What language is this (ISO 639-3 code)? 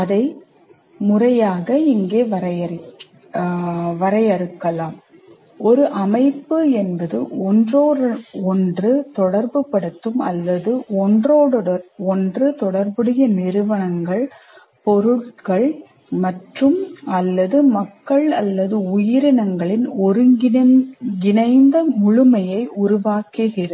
tam